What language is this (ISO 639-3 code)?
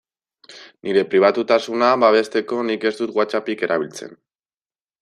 eus